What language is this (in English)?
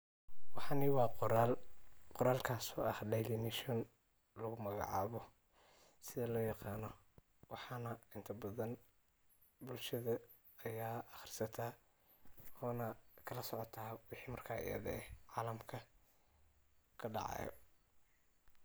Somali